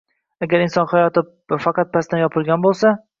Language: Uzbek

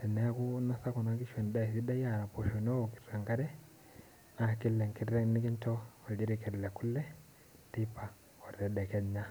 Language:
Masai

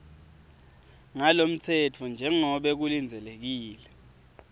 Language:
Swati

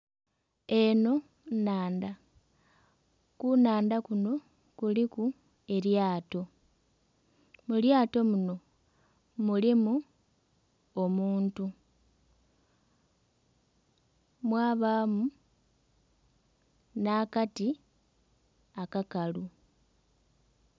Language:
Soga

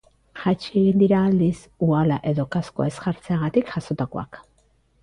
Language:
Basque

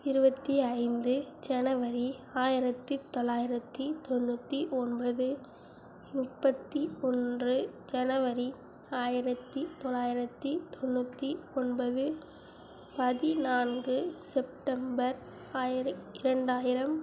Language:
Tamil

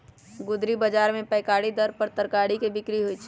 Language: Magahi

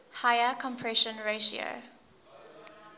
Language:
English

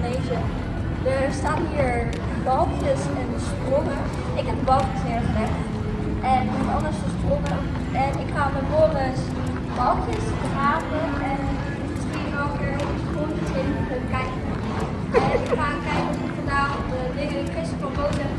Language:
Dutch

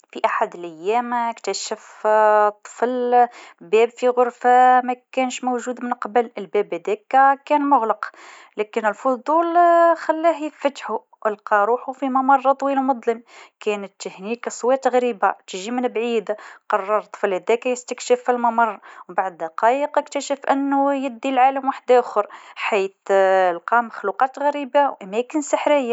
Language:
Tunisian Arabic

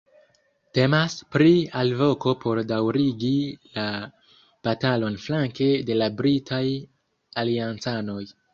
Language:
Esperanto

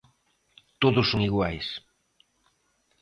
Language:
Galician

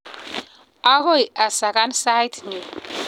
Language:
Kalenjin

